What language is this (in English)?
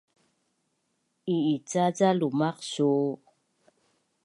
Bunun